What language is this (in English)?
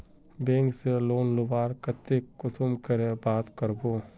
Magahi